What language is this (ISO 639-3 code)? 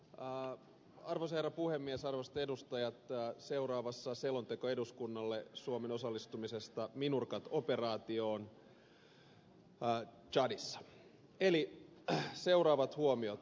fin